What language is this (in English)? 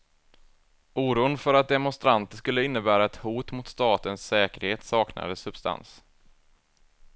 Swedish